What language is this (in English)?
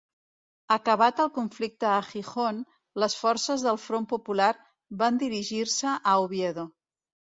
Catalan